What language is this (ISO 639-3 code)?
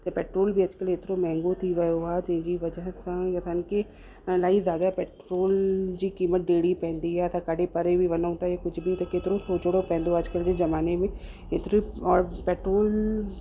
snd